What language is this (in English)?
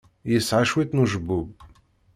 Kabyle